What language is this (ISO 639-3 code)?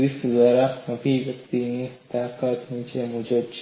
guj